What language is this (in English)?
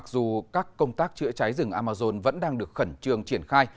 Vietnamese